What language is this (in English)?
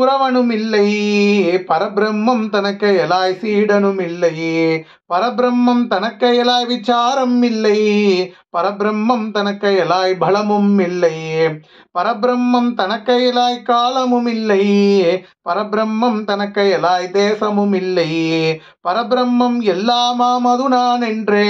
Arabic